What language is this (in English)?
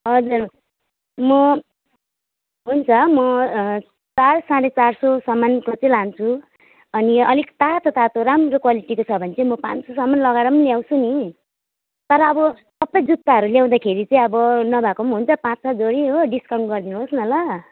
Nepali